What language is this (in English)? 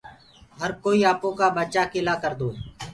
Gurgula